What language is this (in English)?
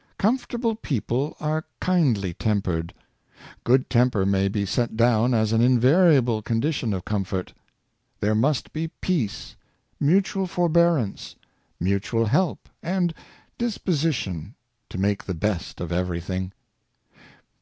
English